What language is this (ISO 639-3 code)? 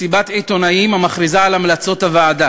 heb